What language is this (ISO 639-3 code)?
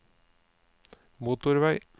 nor